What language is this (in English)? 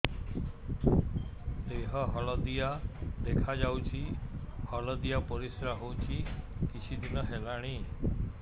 Odia